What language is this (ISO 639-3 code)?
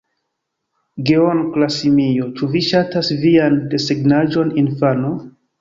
epo